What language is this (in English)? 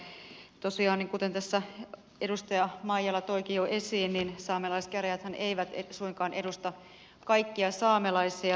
Finnish